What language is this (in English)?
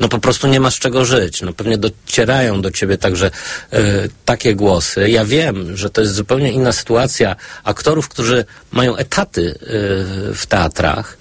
Polish